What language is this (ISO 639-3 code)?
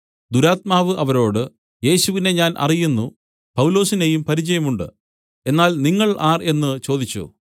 mal